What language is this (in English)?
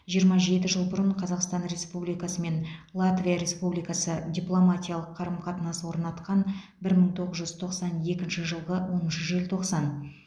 Kazakh